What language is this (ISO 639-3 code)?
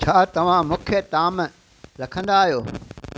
snd